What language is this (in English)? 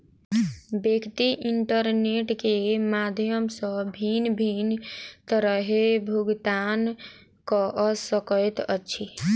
Maithili